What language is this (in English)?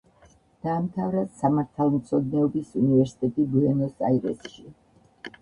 Georgian